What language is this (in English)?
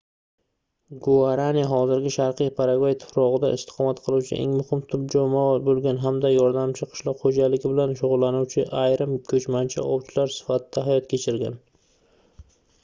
Uzbek